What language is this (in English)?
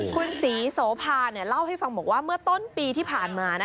Thai